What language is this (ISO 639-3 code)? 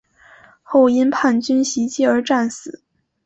zho